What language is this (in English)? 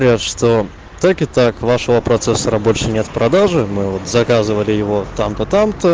Russian